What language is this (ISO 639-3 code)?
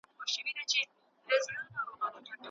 pus